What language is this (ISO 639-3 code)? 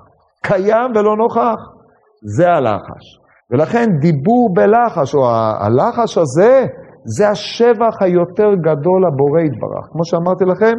heb